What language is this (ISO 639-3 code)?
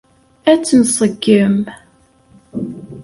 kab